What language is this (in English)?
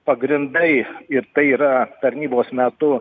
Lithuanian